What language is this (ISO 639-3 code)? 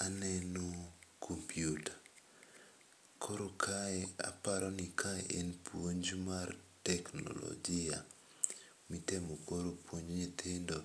luo